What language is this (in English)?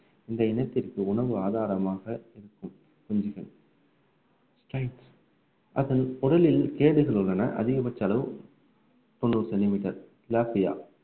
Tamil